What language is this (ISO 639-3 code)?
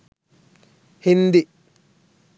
sin